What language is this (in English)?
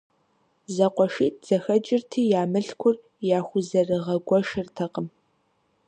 Kabardian